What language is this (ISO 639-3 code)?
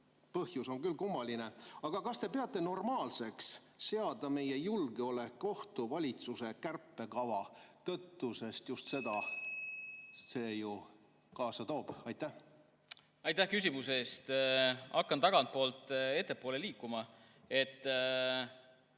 est